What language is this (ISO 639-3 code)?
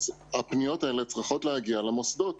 heb